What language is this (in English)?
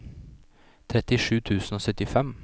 Norwegian